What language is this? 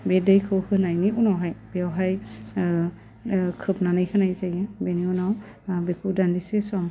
Bodo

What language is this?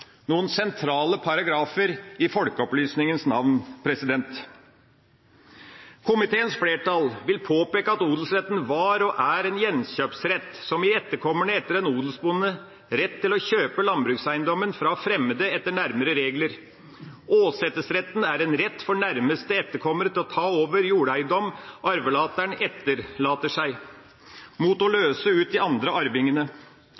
Norwegian Bokmål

